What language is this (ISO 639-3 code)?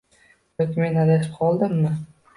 uzb